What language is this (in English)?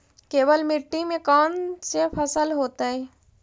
Magahi